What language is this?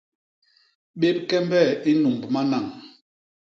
Basaa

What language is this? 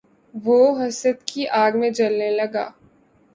Urdu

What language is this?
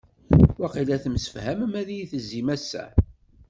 Kabyle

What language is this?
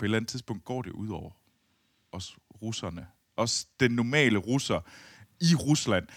Danish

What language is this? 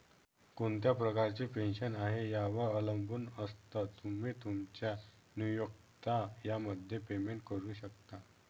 Marathi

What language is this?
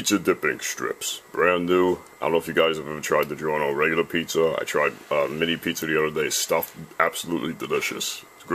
English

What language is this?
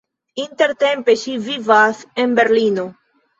Esperanto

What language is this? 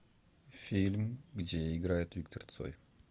Russian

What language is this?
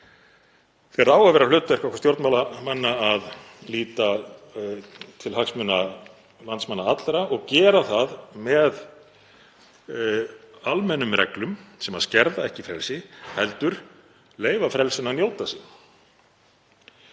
Icelandic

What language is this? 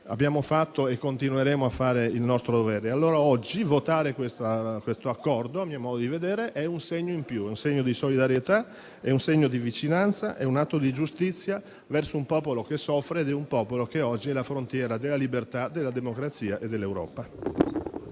Italian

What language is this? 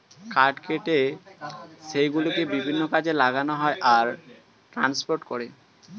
Bangla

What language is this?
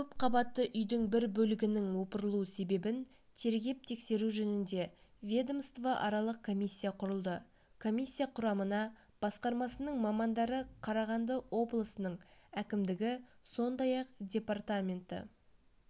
Kazakh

